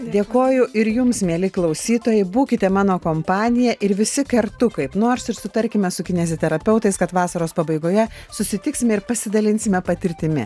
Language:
Lithuanian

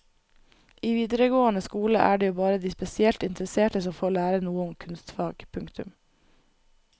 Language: Norwegian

